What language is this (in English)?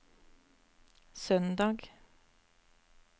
Norwegian